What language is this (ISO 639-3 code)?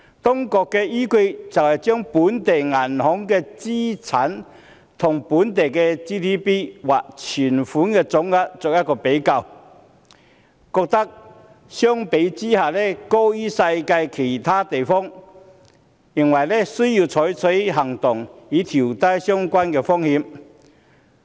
yue